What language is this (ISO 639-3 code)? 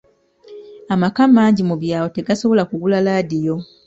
lug